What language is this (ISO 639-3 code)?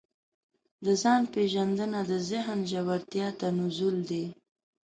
pus